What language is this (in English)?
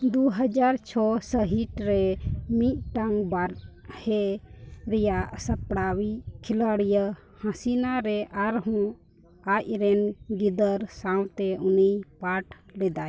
Santali